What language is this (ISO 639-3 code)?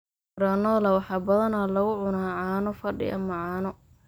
som